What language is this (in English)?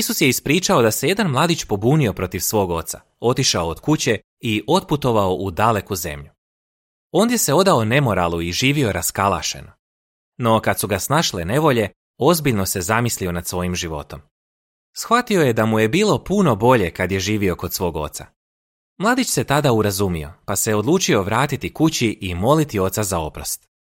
Croatian